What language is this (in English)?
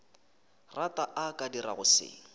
Northern Sotho